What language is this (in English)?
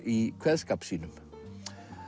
Icelandic